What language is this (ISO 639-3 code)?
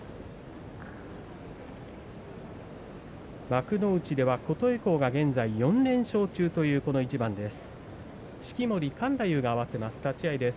jpn